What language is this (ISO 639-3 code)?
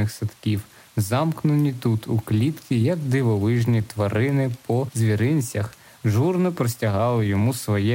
ukr